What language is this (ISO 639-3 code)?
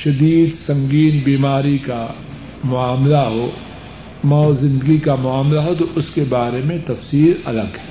urd